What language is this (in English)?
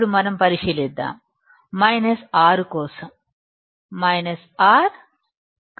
Telugu